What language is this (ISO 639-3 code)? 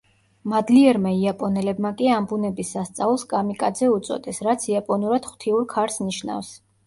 kat